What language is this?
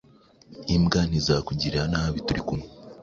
Kinyarwanda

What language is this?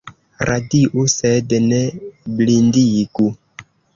Esperanto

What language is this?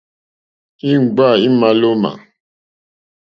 Mokpwe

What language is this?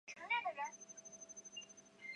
Chinese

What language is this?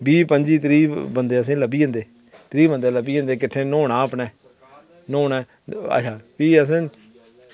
Dogri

